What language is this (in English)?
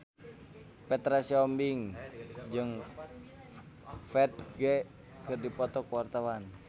Sundanese